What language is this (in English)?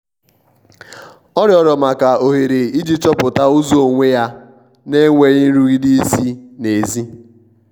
Igbo